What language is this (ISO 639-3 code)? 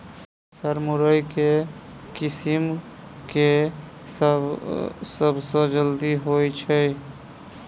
mai